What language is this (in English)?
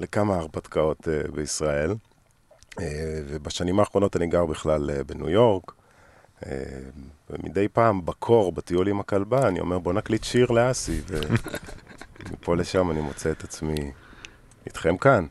Hebrew